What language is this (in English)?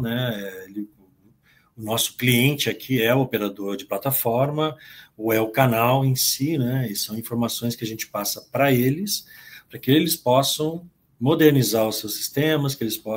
Portuguese